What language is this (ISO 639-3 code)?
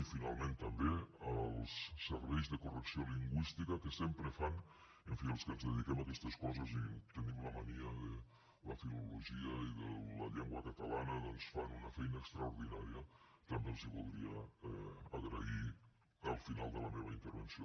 cat